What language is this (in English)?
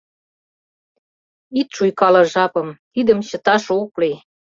Mari